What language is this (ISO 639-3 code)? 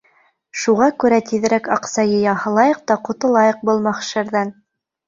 bak